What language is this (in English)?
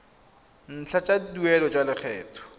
Tswana